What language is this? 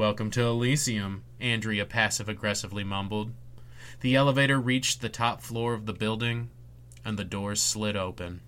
English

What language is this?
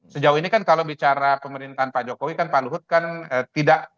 Indonesian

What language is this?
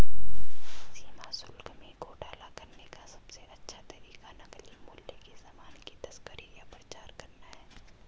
Hindi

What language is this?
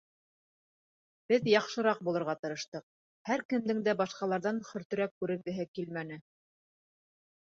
Bashkir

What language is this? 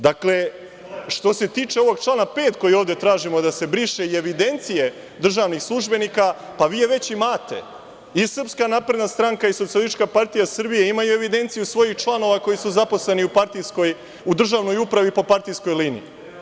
Serbian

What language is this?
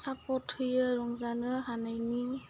Bodo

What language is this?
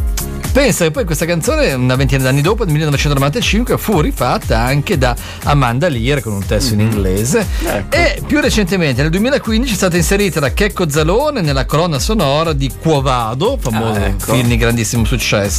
Italian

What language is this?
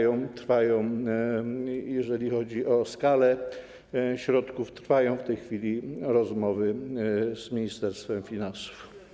Polish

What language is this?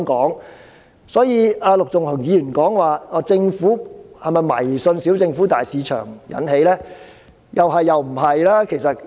Cantonese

